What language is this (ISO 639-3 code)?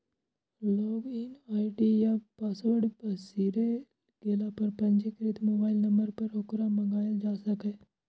mai